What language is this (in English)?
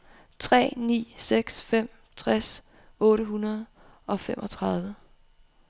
Danish